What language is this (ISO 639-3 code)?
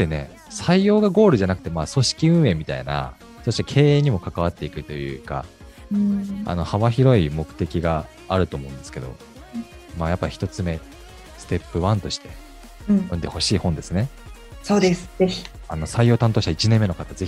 jpn